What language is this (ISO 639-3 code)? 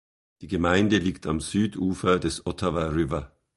deu